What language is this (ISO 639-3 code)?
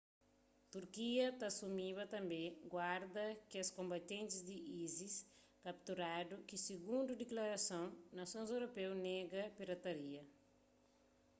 kea